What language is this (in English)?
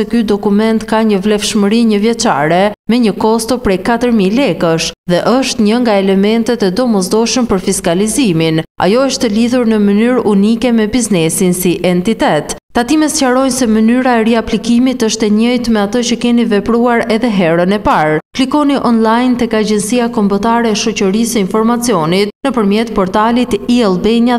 Romanian